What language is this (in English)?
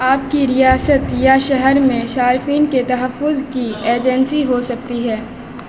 Urdu